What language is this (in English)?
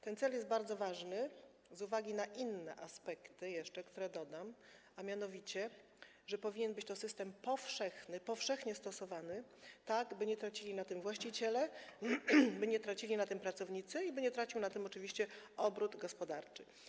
Polish